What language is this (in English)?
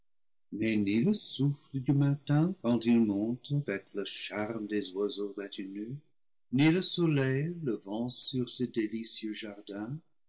French